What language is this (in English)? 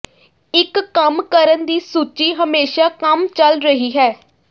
Punjabi